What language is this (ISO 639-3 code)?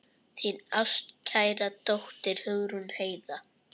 isl